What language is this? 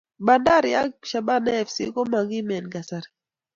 Kalenjin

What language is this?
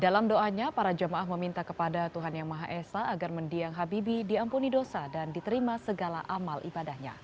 Indonesian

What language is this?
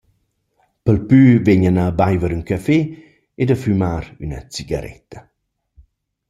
Romansh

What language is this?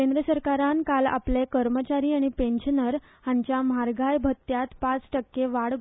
Konkani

